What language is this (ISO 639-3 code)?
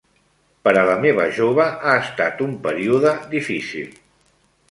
cat